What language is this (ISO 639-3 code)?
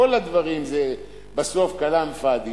heb